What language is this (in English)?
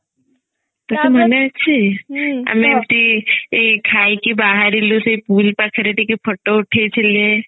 Odia